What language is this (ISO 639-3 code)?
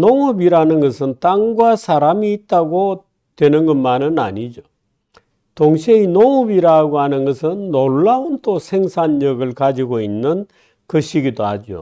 kor